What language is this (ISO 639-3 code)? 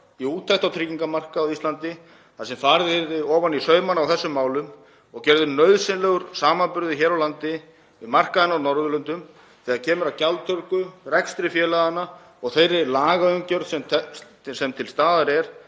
isl